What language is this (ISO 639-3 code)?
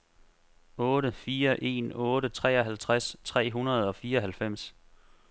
dan